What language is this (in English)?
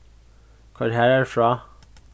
Faroese